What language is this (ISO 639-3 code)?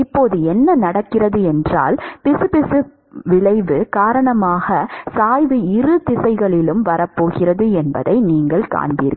tam